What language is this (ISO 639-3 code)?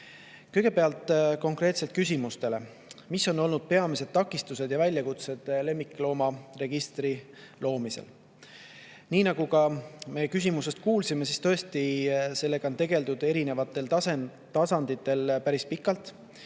est